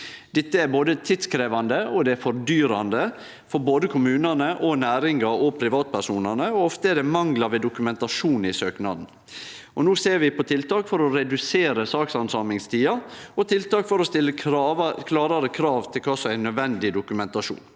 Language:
Norwegian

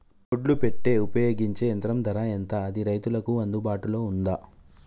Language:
Telugu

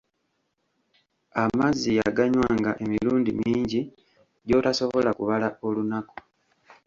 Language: Ganda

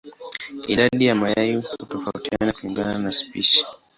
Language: Swahili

